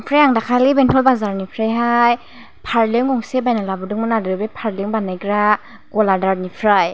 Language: Bodo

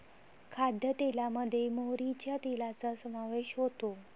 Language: Marathi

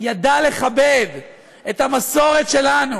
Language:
Hebrew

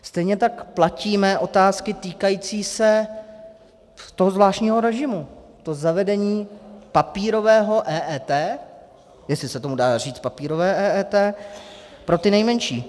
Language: Czech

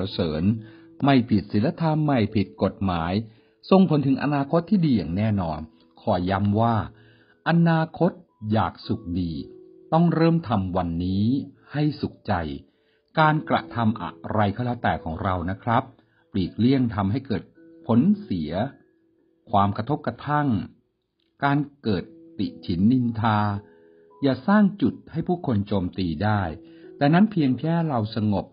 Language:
Thai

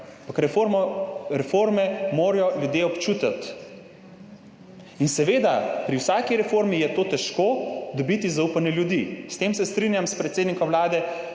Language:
Slovenian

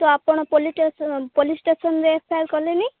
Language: Odia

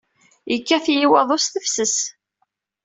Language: Kabyle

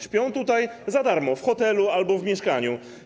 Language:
Polish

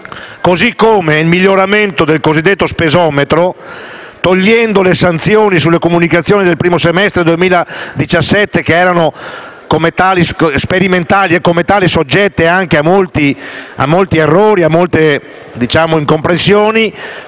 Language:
Italian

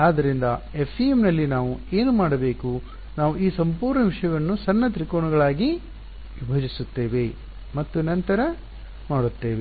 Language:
Kannada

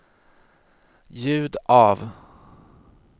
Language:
Swedish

